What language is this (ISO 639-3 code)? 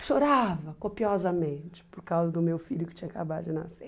por